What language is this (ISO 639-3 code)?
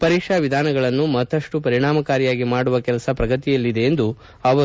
kan